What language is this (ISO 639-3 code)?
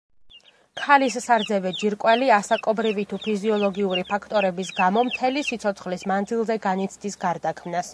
kat